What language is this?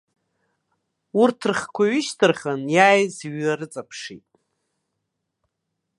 Abkhazian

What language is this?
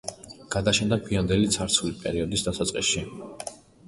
Georgian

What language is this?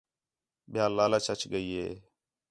Khetrani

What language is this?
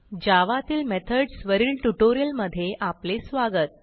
Marathi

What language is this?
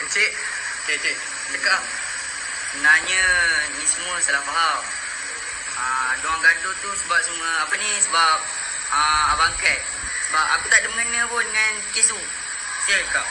Malay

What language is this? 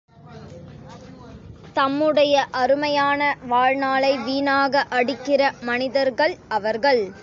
Tamil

